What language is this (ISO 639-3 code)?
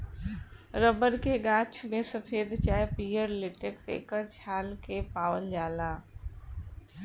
bho